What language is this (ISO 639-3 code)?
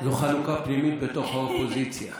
heb